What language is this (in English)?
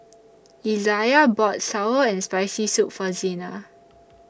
English